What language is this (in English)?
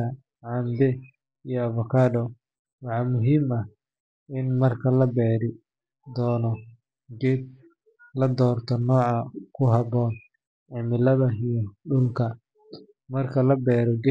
Somali